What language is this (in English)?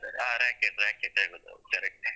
Kannada